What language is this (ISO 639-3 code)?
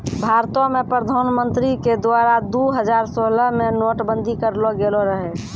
mai